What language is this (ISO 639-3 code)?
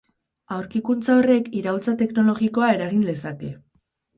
eus